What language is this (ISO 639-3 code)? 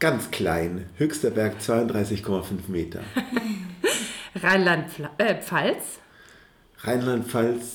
deu